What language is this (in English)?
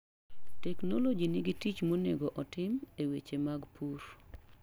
Luo (Kenya and Tanzania)